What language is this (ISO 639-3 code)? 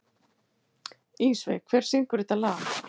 isl